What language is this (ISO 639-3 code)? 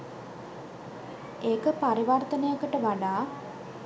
sin